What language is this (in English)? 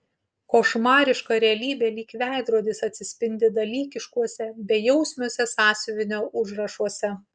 Lithuanian